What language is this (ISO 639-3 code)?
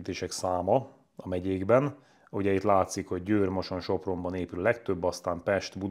hun